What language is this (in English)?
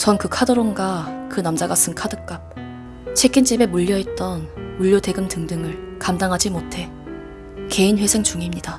Korean